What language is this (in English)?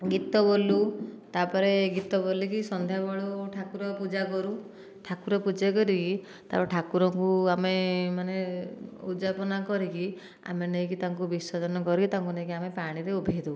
Odia